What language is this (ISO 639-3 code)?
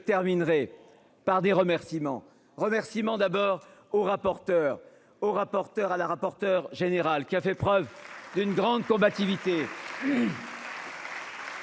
fra